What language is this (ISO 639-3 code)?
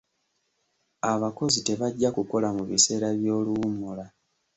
lug